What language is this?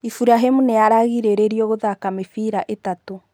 Kikuyu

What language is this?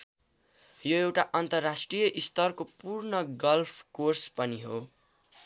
Nepali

